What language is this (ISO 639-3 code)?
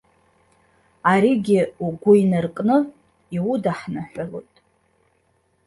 abk